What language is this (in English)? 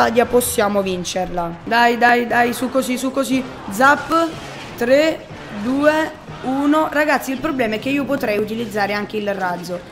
Italian